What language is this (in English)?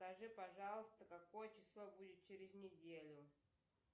Russian